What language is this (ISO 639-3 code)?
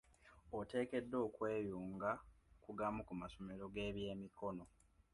lug